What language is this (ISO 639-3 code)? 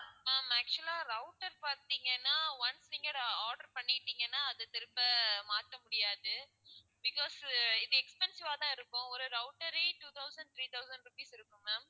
tam